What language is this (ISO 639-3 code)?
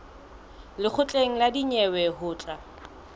sot